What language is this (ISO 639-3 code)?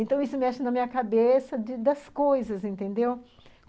por